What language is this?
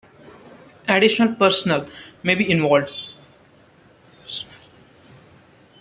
English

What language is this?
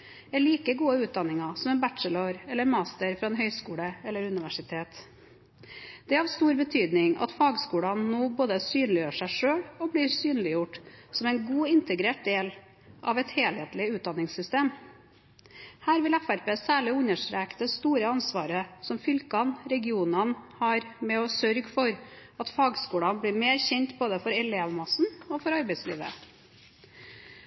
Norwegian Bokmål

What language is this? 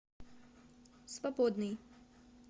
Russian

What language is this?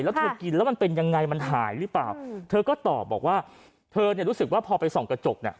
Thai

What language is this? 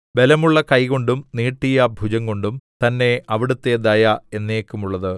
Malayalam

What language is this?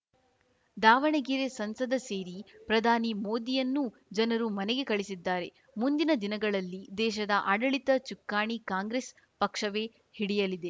Kannada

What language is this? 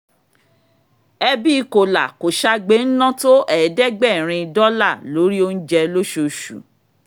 Yoruba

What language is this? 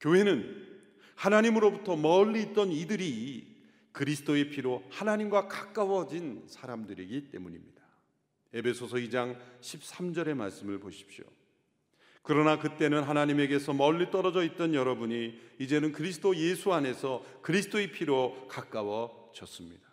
Korean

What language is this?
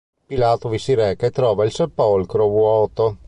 Italian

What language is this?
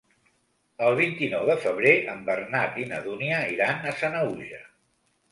Catalan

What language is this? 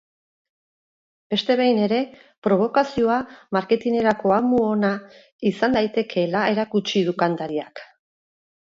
Basque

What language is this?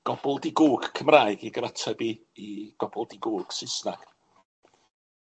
Welsh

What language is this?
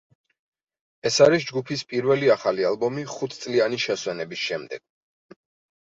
Georgian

